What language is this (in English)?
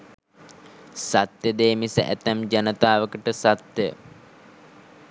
Sinhala